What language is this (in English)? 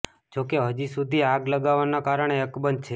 Gujarati